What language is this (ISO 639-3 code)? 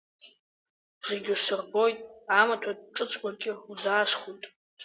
abk